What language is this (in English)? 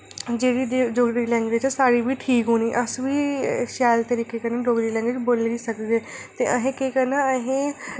Dogri